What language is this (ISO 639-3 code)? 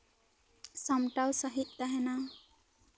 sat